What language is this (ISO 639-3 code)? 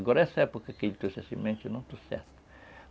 por